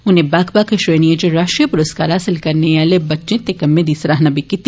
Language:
Dogri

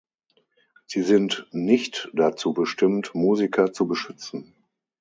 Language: German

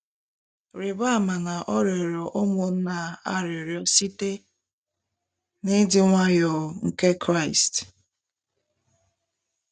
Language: Igbo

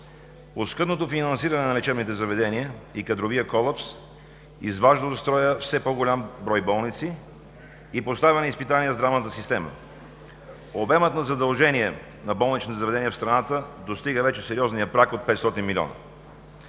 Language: Bulgarian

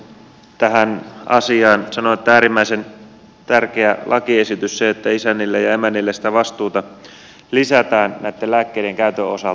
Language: Finnish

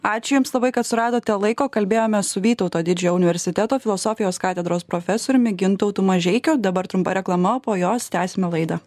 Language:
Lithuanian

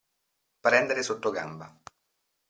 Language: Italian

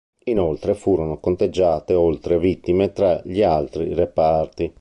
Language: Italian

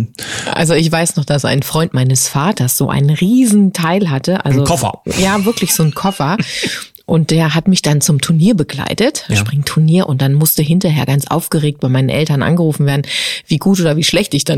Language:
German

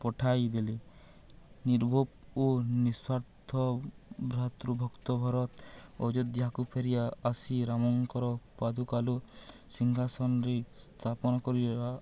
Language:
Odia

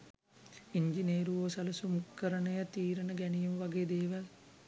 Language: Sinhala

